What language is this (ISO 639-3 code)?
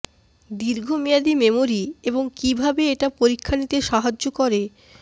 ben